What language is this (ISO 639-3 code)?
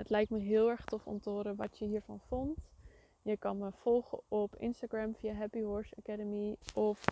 nld